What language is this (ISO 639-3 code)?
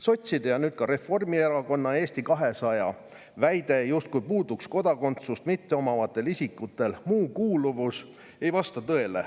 est